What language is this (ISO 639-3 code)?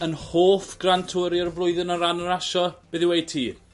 cym